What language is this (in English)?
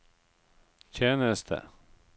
Norwegian